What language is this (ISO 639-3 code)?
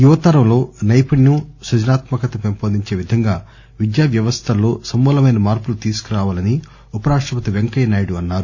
tel